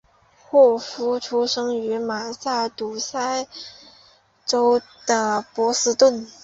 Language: Chinese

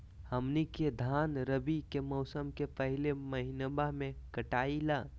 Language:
Magahi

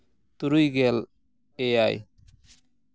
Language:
Santali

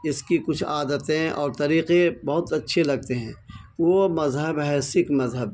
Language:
Urdu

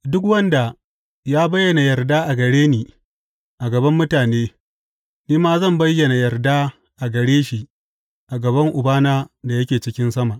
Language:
Hausa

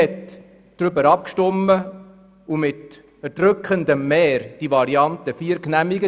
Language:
Swiss German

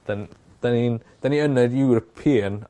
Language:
Welsh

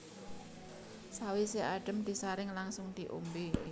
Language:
Javanese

